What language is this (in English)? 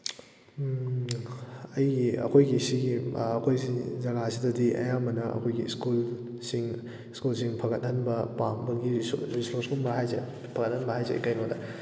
Manipuri